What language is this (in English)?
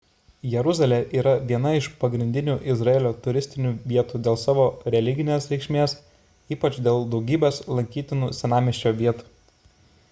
Lithuanian